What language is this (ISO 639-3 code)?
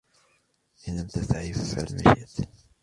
ara